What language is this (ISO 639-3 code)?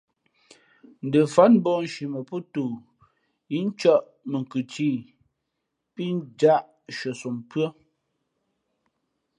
fmp